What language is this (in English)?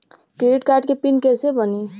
Bhojpuri